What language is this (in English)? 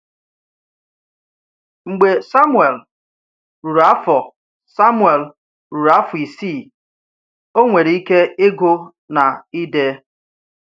Igbo